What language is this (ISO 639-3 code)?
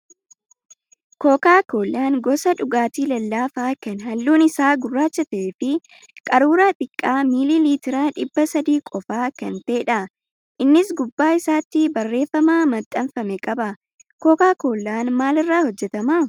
orm